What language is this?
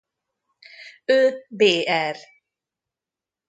Hungarian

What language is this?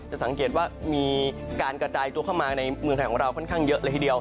Thai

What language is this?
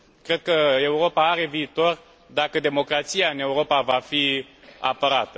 Romanian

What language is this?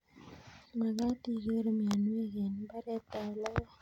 Kalenjin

